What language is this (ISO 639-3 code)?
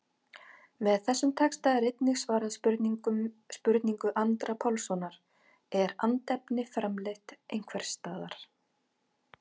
isl